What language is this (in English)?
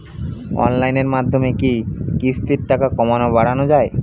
Bangla